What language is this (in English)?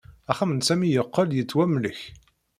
Kabyle